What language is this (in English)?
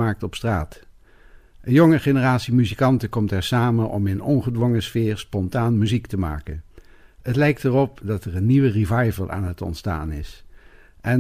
Dutch